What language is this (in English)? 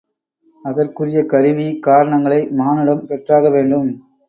Tamil